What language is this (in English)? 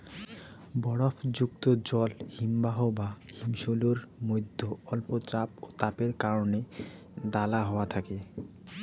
Bangla